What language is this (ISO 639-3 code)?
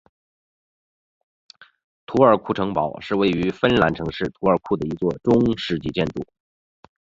zho